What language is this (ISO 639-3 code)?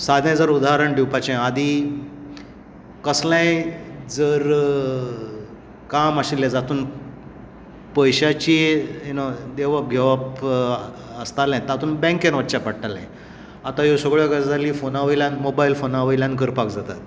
kok